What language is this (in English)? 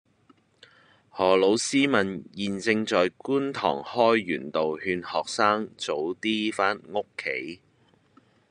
Cantonese